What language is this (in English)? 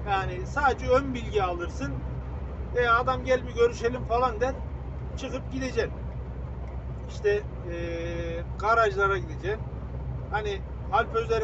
Turkish